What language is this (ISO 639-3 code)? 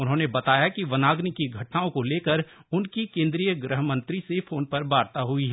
hin